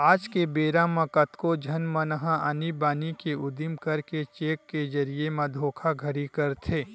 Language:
Chhattisgarhi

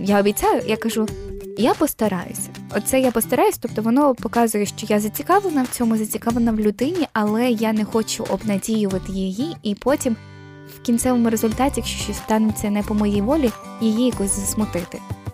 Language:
Ukrainian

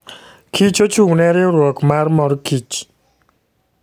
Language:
Luo (Kenya and Tanzania)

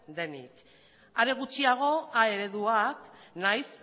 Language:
Basque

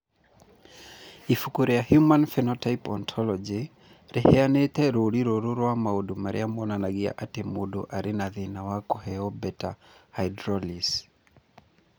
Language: Kikuyu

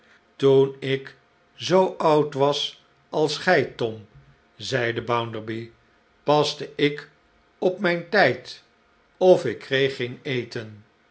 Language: Dutch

